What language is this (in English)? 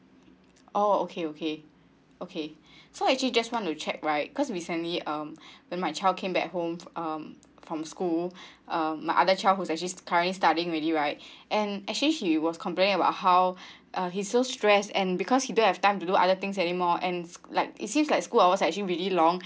English